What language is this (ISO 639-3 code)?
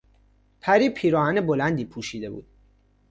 fas